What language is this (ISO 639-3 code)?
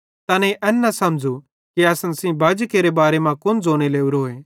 bhd